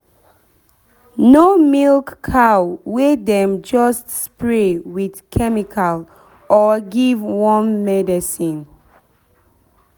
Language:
Nigerian Pidgin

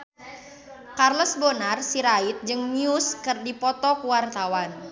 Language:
Sundanese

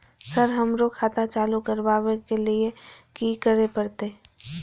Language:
Maithili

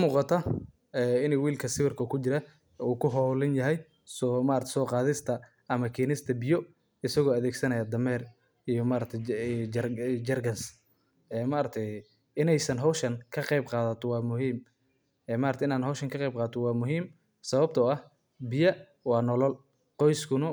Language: Somali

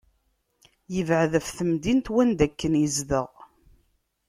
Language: Kabyle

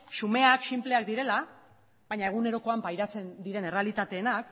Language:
Basque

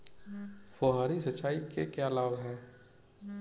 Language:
Hindi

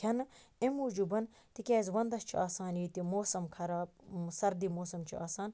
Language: Kashmiri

